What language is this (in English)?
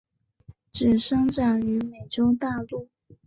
Chinese